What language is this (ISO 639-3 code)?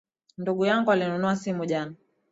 swa